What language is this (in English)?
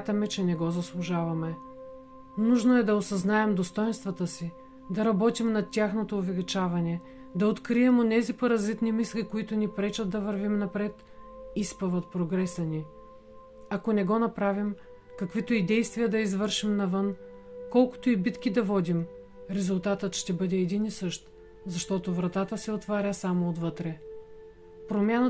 Bulgarian